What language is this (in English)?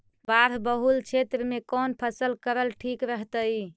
Magahi